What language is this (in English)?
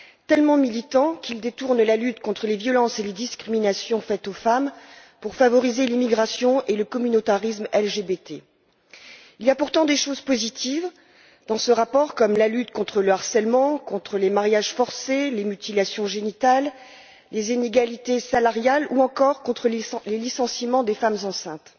French